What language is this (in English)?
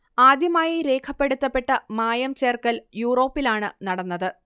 Malayalam